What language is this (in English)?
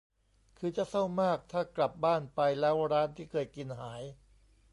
Thai